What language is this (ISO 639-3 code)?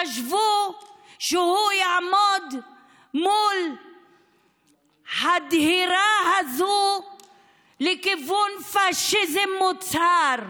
heb